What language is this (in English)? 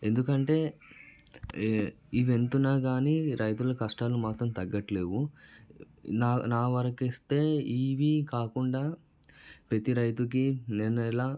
Telugu